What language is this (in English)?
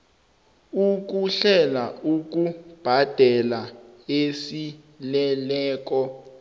South Ndebele